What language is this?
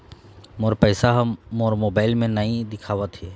Chhattisgarhi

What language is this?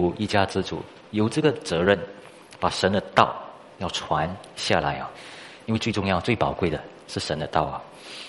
Chinese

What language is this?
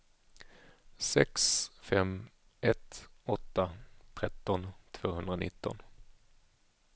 Swedish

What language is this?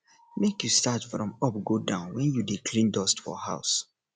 Nigerian Pidgin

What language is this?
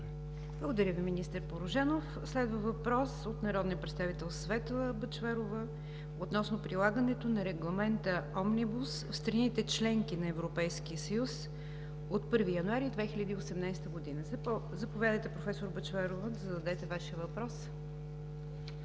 Bulgarian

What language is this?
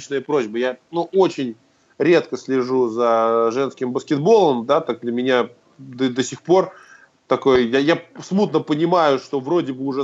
Russian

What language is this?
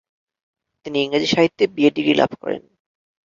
Bangla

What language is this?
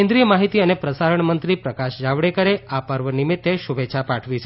Gujarati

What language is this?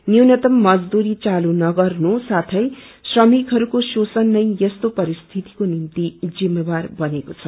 Nepali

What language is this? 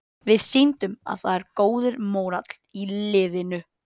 Icelandic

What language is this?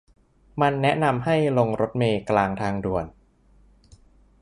Thai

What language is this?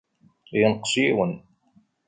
Kabyle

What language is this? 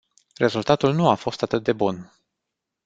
Romanian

